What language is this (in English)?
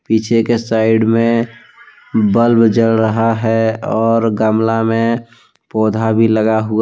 Hindi